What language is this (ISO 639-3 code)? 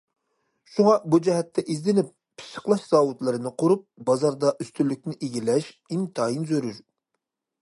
uig